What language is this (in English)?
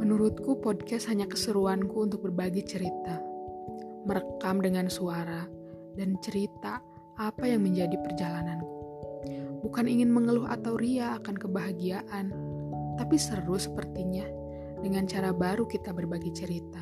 Indonesian